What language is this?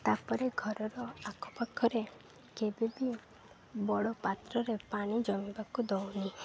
Odia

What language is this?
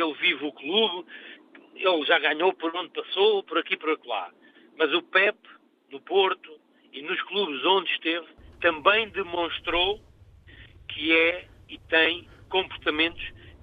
Portuguese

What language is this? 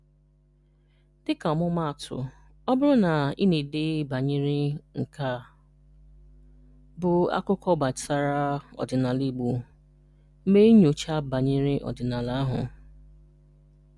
Igbo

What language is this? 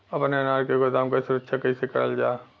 Bhojpuri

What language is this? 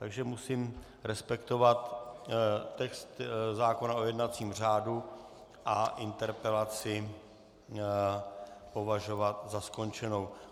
Czech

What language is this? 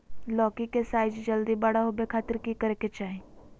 Magahi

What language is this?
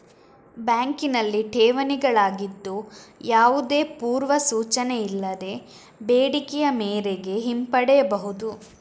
Kannada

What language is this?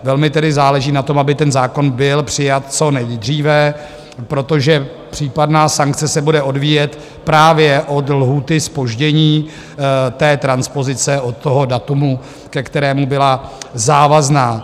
Czech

